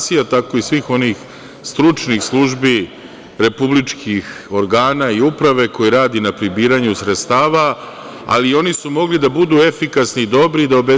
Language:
Serbian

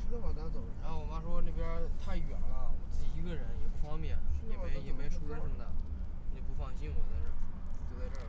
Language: Chinese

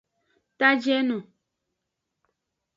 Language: Aja (Benin)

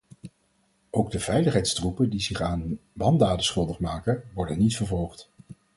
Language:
Dutch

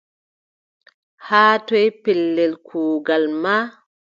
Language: Adamawa Fulfulde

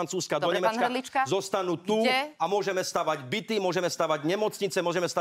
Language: Slovak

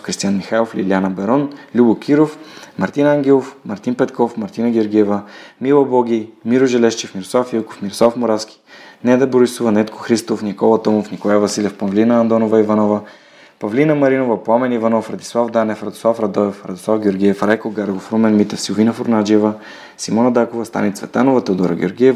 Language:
Bulgarian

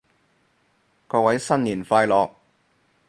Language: Cantonese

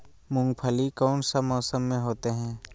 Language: Magahi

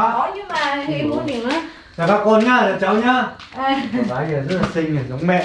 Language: Vietnamese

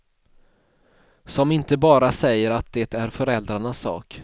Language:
Swedish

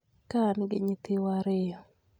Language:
Luo (Kenya and Tanzania)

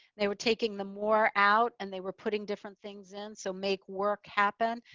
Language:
English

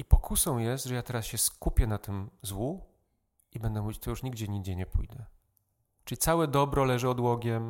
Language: Polish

